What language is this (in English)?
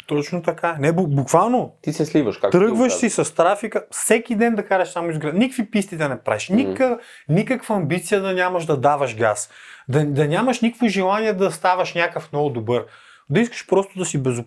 Bulgarian